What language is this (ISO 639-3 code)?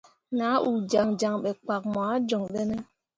mua